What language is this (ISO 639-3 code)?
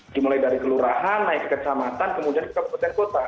ind